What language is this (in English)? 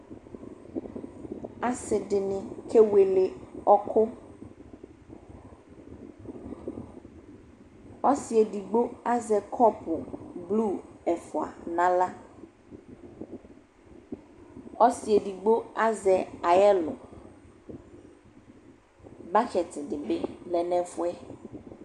Ikposo